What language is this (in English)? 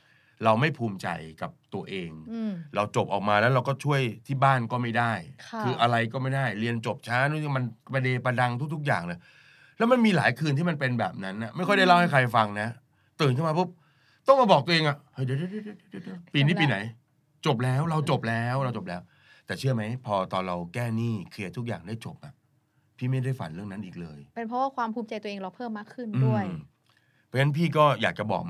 Thai